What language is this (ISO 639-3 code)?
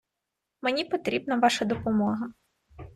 ukr